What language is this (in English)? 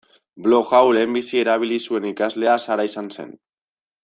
Basque